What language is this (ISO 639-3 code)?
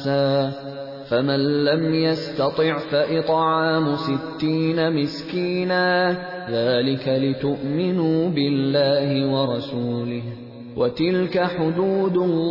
urd